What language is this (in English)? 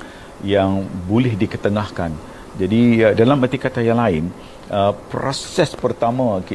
Malay